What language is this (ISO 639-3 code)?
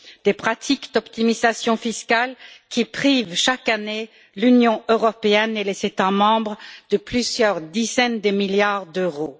fra